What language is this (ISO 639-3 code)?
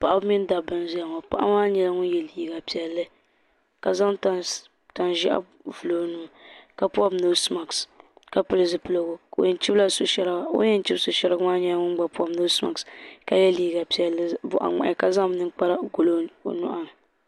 dag